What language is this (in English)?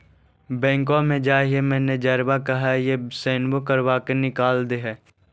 Magahi